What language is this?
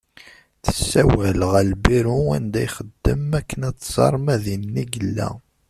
Kabyle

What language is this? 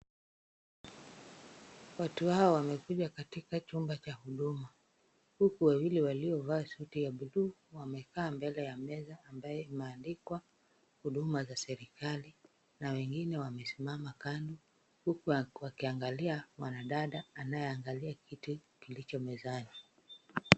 Swahili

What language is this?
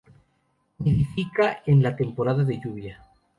Spanish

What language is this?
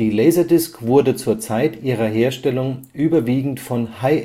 German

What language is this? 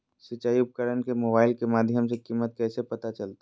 Magahi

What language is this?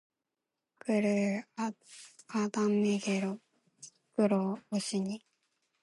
Korean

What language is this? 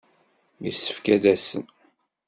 Kabyle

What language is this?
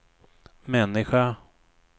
Swedish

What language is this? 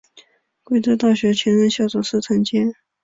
Chinese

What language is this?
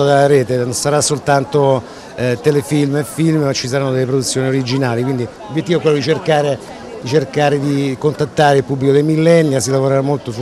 Italian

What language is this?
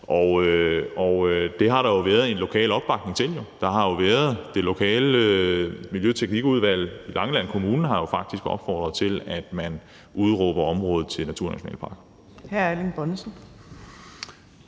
Danish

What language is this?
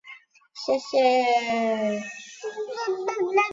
Chinese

